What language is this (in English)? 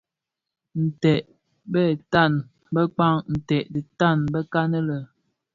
Bafia